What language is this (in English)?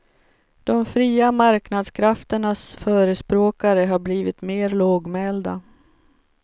Swedish